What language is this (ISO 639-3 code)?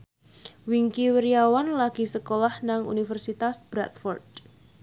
jav